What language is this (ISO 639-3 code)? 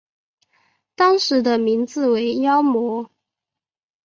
zho